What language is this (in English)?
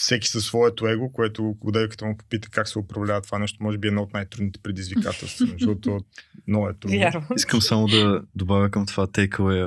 Bulgarian